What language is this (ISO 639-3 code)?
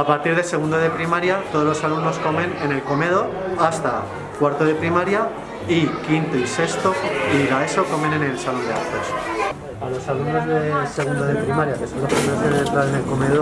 spa